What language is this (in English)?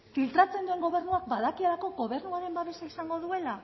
Basque